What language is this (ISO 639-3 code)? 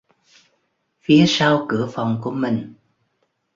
vie